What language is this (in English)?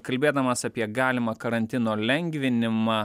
Lithuanian